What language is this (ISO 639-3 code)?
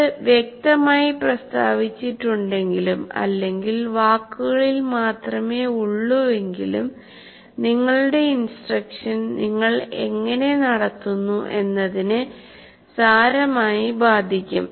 mal